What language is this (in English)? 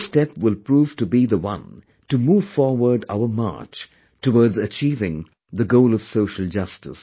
English